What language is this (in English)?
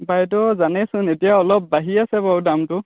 Assamese